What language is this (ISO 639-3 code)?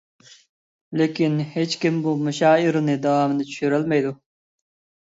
uig